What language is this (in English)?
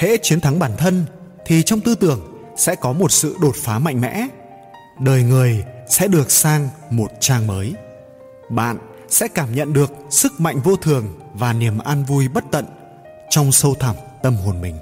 Vietnamese